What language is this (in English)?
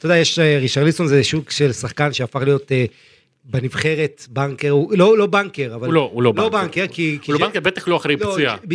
Hebrew